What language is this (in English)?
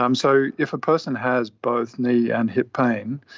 English